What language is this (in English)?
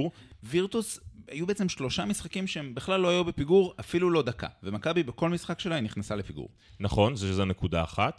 Hebrew